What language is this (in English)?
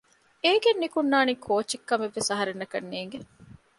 Divehi